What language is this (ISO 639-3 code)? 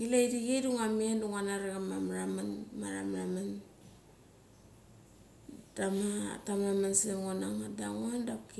gcc